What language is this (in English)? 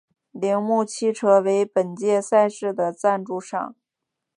Chinese